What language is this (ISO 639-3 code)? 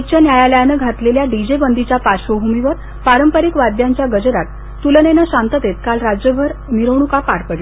mar